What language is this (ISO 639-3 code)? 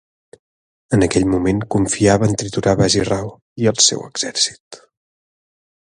cat